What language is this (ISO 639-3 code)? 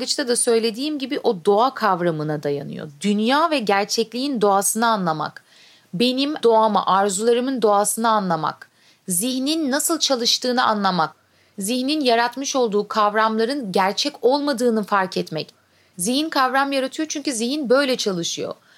tur